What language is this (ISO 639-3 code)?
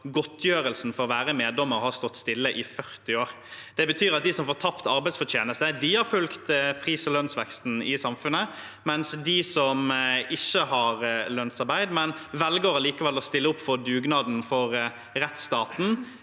nor